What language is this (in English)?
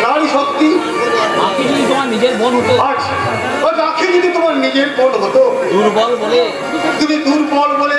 Bangla